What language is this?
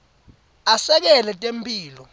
Swati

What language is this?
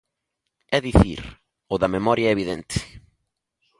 Galician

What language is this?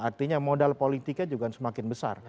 Indonesian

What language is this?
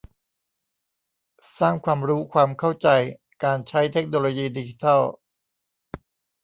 Thai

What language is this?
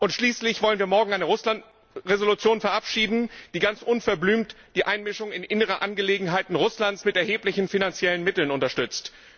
German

